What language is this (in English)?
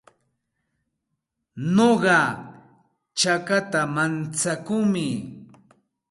Santa Ana de Tusi Pasco Quechua